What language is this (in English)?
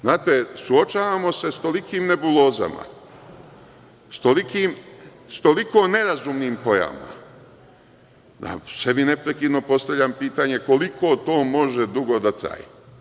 Serbian